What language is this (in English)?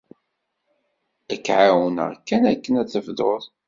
Kabyle